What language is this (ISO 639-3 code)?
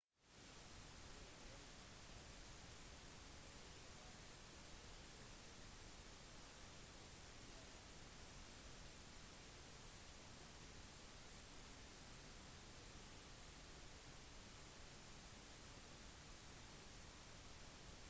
nob